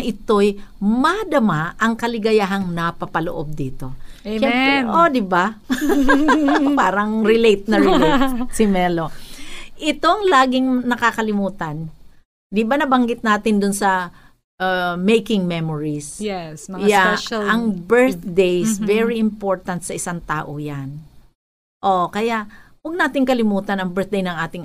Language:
Filipino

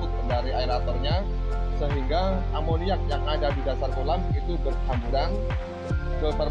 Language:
Indonesian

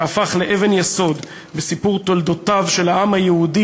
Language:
Hebrew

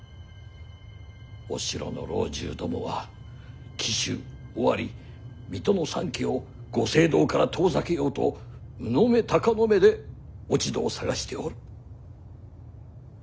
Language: Japanese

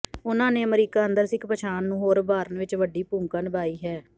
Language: Punjabi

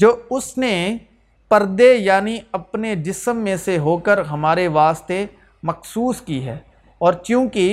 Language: Urdu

